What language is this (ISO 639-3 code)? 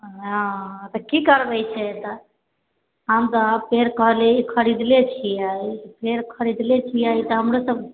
mai